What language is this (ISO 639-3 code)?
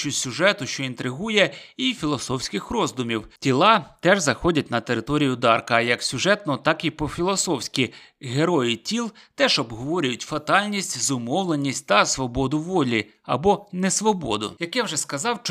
ukr